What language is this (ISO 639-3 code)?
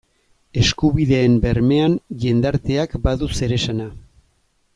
eus